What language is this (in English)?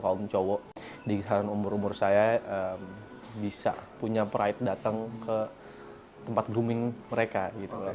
Indonesian